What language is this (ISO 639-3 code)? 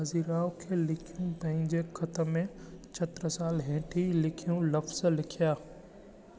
snd